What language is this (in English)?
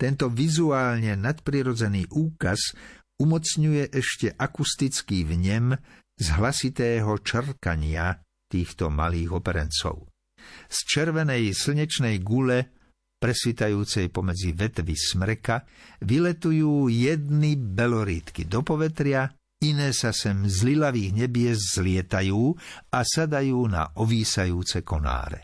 Slovak